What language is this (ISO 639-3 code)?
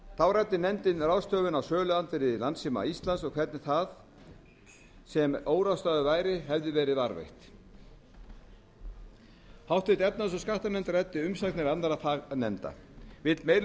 isl